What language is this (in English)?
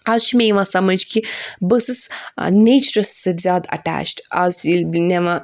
Kashmiri